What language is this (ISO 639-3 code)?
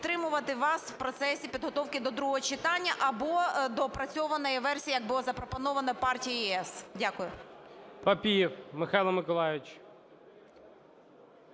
ukr